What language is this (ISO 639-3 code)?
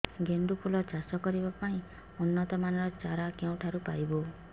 ori